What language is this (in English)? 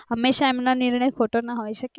Gujarati